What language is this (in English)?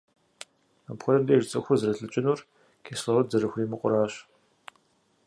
Kabardian